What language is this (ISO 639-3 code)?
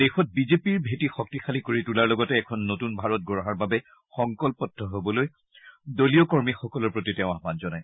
asm